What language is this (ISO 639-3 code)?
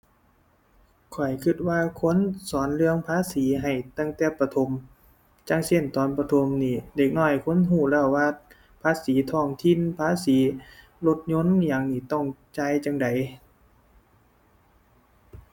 tha